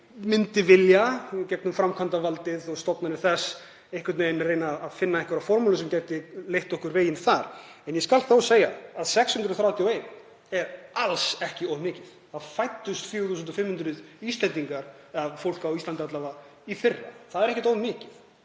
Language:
Icelandic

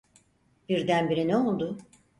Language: Turkish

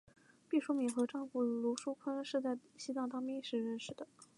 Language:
Chinese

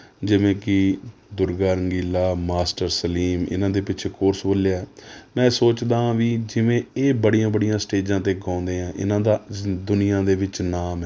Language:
Punjabi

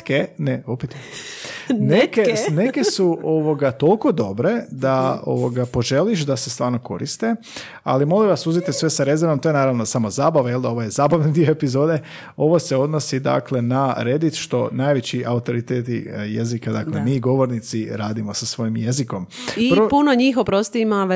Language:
Croatian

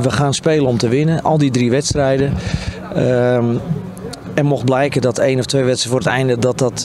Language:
Dutch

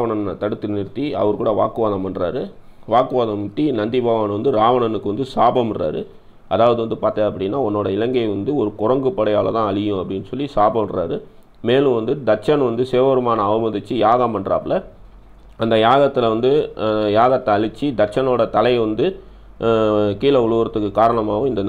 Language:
Indonesian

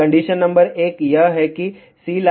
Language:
Hindi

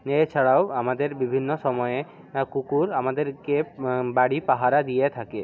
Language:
Bangla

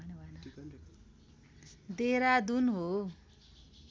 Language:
Nepali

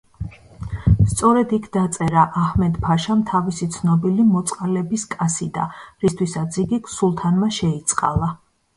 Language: Georgian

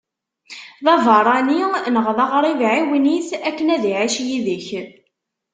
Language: Kabyle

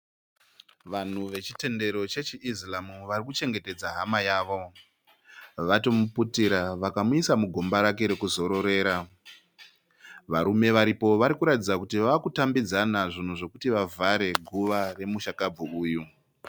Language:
Shona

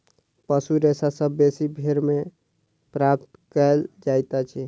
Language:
Maithili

